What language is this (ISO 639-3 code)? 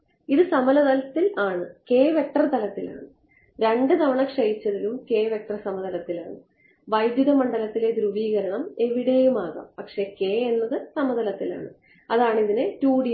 mal